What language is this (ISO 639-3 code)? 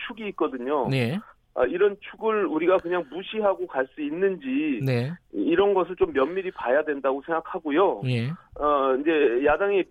kor